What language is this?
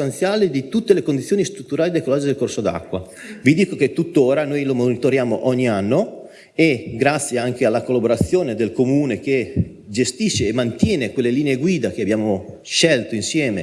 Italian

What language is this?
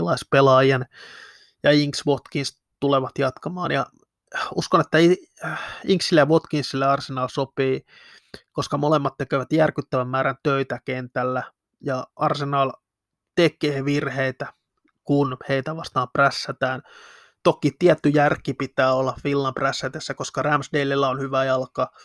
Finnish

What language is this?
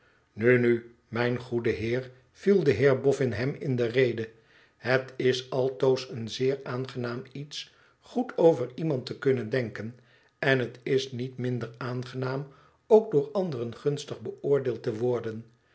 Dutch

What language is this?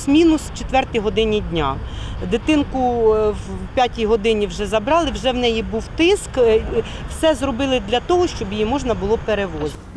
Ukrainian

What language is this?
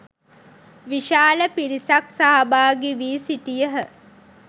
Sinhala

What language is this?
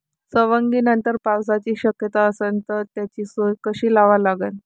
Marathi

